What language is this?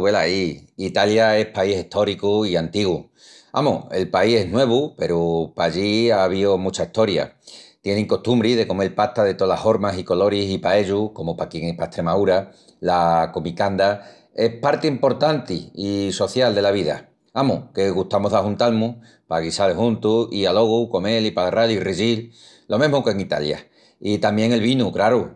Extremaduran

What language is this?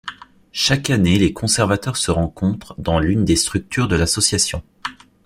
French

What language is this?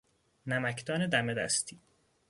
Persian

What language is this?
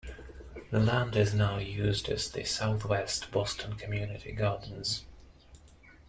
English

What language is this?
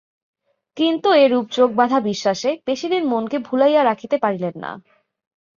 Bangla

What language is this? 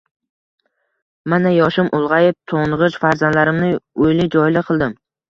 Uzbek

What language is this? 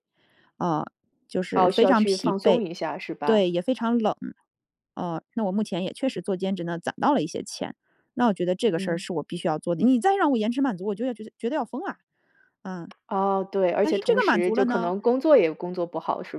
Chinese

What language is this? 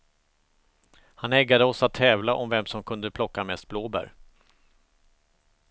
Swedish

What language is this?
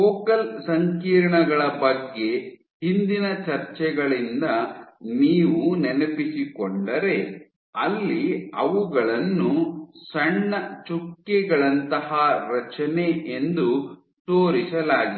Kannada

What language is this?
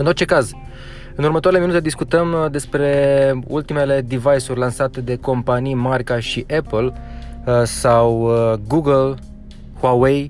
Romanian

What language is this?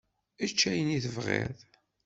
Kabyle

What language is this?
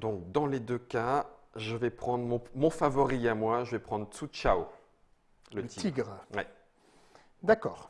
French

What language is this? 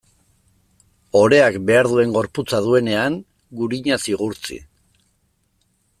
Basque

